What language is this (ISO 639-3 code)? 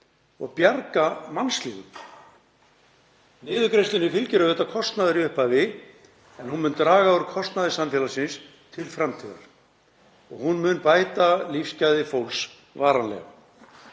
isl